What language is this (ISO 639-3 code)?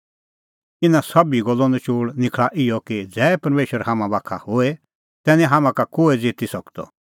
kfx